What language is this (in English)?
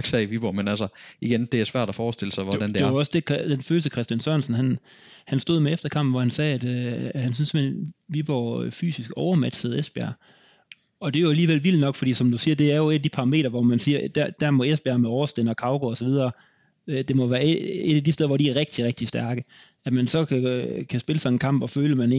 Danish